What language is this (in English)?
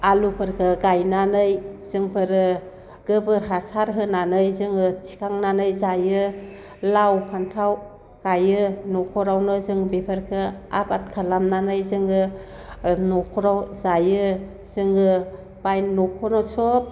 Bodo